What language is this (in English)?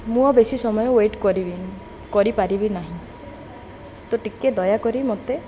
Odia